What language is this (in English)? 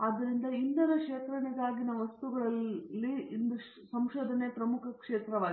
Kannada